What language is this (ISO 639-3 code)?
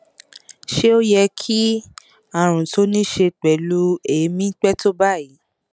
yor